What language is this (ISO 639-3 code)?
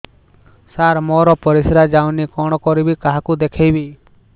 ori